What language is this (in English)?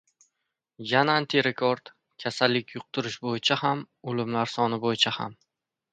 Uzbek